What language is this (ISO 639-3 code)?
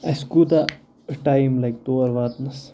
kas